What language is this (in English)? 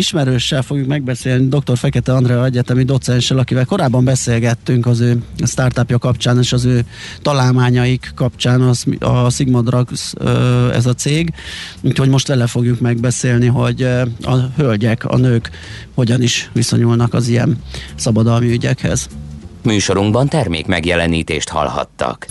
Hungarian